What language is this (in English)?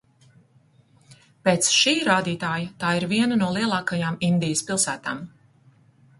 Latvian